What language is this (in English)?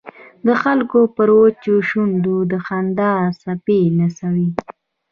Pashto